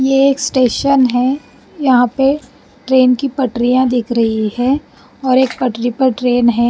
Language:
Hindi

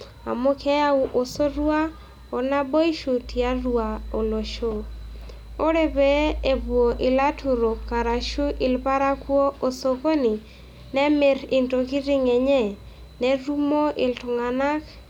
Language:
Masai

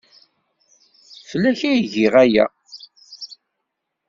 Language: Kabyle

